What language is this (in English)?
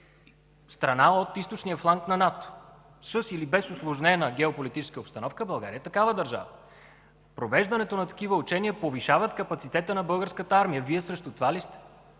Bulgarian